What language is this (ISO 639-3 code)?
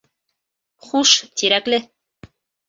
bak